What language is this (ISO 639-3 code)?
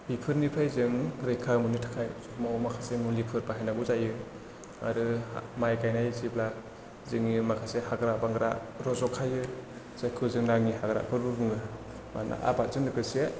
brx